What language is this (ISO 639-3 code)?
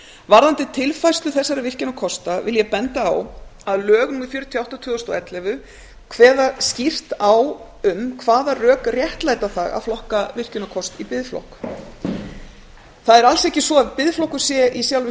isl